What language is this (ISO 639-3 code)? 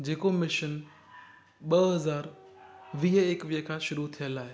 snd